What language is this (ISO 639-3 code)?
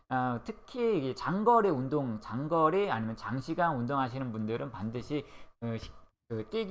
kor